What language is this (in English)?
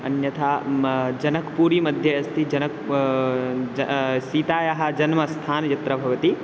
Sanskrit